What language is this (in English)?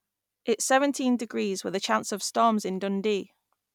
English